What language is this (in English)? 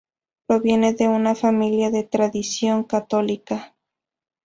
Spanish